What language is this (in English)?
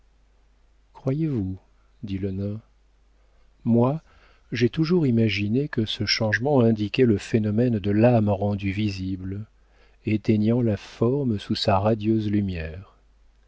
French